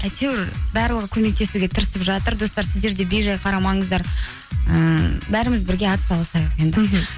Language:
Kazakh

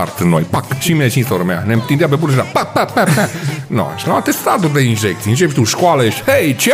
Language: Romanian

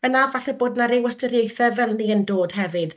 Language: Welsh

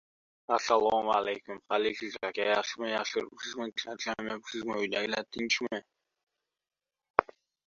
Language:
Uzbek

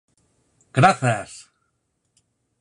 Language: Galician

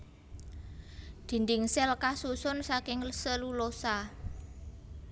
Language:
Javanese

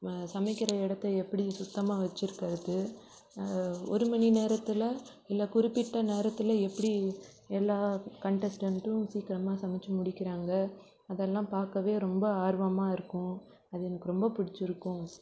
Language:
Tamil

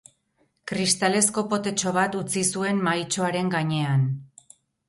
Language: Basque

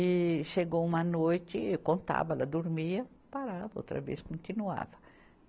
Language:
Portuguese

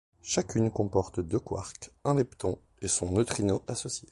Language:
French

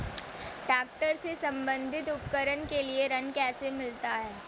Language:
Hindi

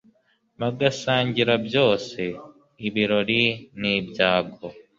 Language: Kinyarwanda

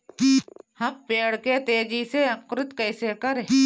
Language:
Bhojpuri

